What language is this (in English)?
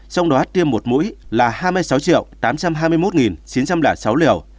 Vietnamese